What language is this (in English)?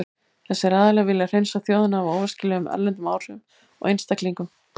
Icelandic